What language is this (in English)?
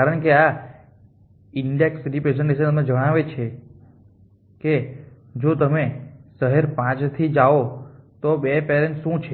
Gujarati